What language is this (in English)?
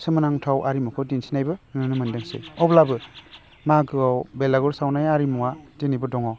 Bodo